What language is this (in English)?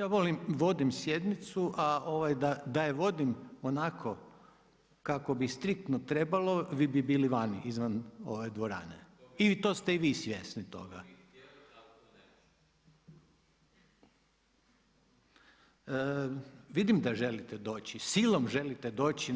Croatian